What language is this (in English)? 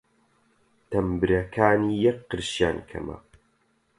Central Kurdish